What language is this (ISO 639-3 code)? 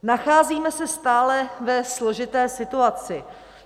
ces